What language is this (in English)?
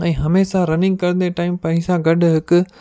Sindhi